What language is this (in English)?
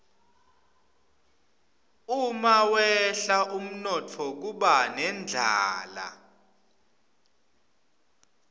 Swati